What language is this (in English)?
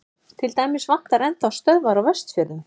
Icelandic